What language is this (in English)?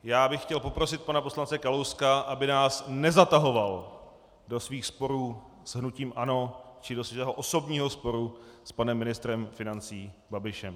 Czech